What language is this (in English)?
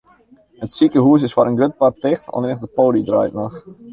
Western Frisian